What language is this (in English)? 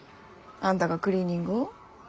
Japanese